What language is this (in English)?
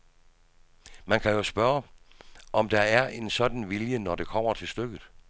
Danish